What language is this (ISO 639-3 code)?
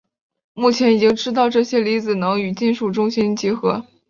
zho